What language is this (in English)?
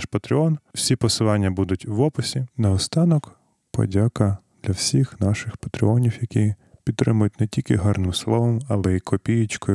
Ukrainian